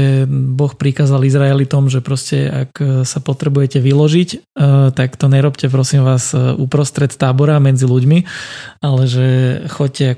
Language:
Slovak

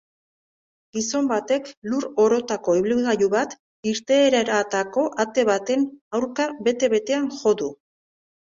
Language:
Basque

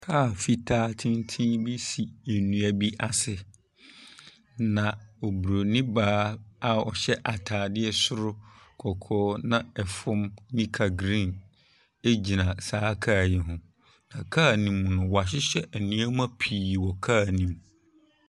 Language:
Akan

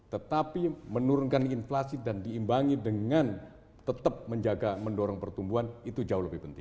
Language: Indonesian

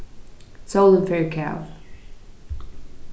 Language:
Faroese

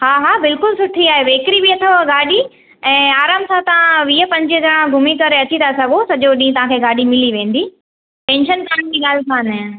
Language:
Sindhi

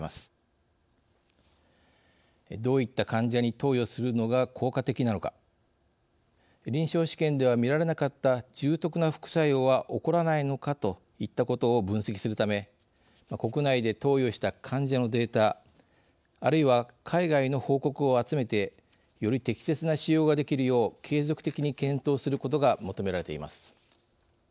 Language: Japanese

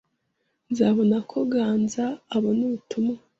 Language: Kinyarwanda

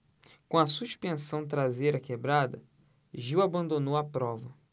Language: Portuguese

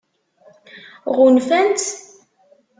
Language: Kabyle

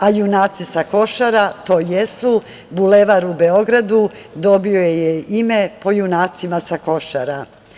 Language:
Serbian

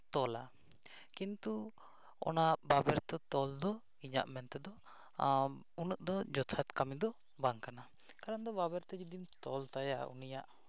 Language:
Santali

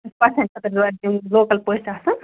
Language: Kashmiri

